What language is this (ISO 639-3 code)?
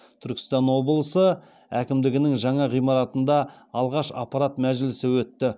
kaz